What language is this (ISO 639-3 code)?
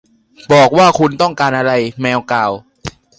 tha